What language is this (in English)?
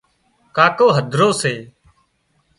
Wadiyara Koli